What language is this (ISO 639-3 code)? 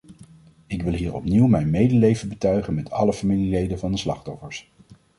nld